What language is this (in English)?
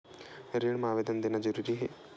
Chhattisgarhi